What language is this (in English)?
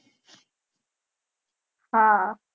Gujarati